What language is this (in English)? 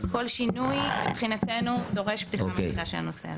Hebrew